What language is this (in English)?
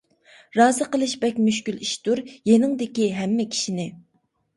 Uyghur